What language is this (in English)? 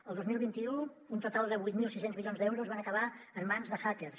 Catalan